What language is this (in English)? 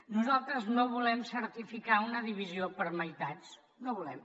Catalan